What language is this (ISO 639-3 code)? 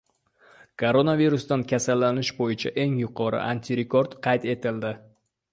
uzb